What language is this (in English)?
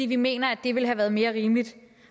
Danish